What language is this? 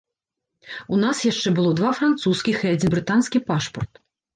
Belarusian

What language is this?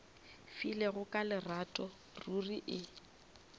Northern Sotho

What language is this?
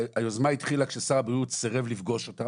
Hebrew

